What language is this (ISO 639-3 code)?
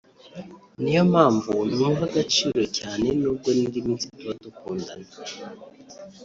kin